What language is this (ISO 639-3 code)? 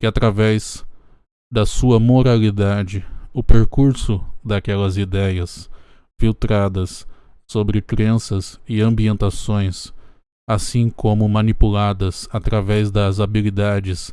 por